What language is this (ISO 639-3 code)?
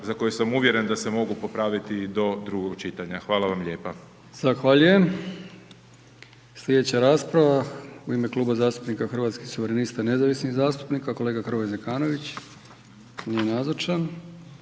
hrv